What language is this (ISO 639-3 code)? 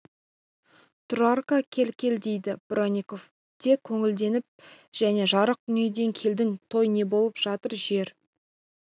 kaz